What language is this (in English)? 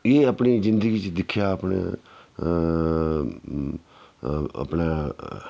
Dogri